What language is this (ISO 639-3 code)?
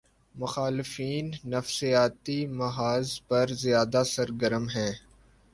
urd